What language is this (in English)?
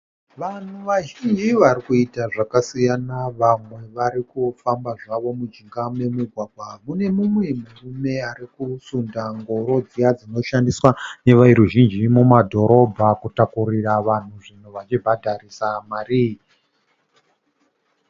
Shona